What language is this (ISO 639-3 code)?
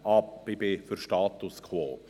gsw